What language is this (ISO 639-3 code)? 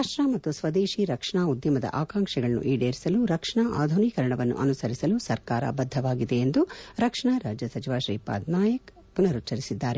kan